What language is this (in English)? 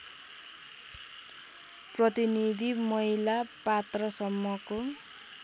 Nepali